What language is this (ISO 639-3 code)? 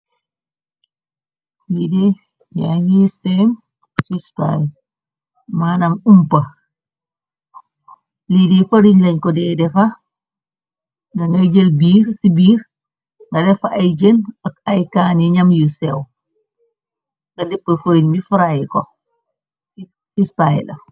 wol